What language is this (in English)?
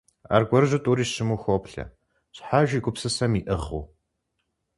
Kabardian